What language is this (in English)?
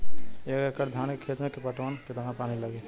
Bhojpuri